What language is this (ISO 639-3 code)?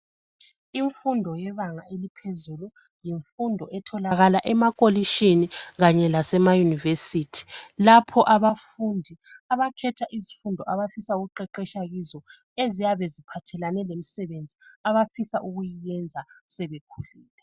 nde